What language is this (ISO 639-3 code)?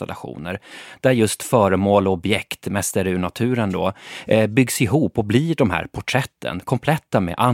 swe